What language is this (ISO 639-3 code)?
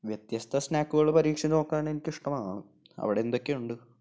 mal